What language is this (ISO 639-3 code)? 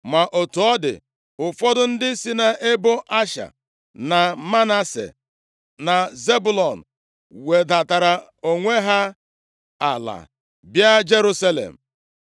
ibo